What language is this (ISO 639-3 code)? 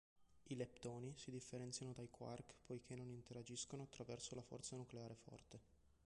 ita